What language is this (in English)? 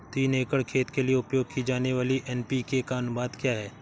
Hindi